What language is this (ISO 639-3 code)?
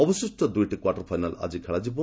ori